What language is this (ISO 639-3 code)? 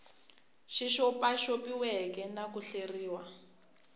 tso